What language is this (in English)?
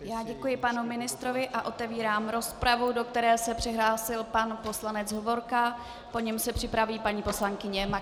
Czech